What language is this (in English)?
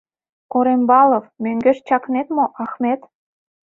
Mari